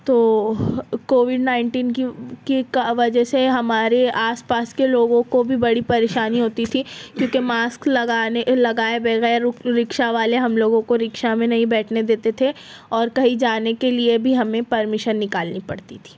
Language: Urdu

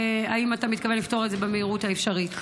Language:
Hebrew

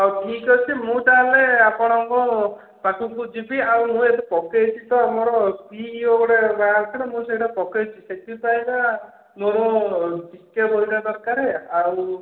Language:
Odia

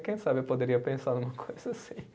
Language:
Portuguese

